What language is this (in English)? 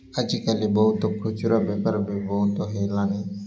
Odia